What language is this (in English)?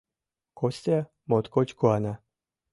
Mari